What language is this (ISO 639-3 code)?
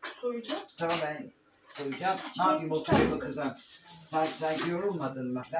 tur